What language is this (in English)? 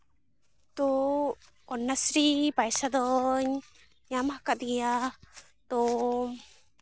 Santali